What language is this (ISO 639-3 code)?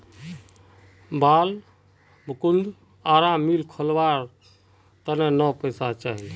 mag